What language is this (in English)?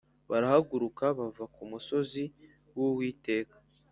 Kinyarwanda